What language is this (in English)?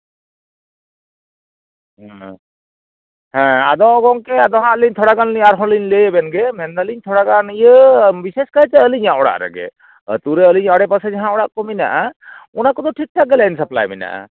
Santali